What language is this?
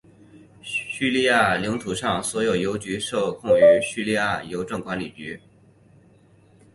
Chinese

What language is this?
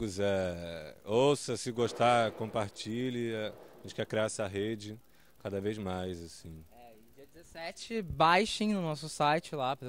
Portuguese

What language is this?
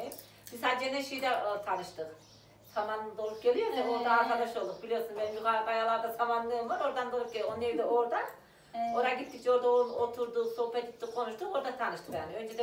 Turkish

